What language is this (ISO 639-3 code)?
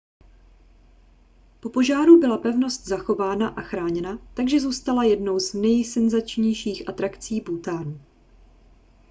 ces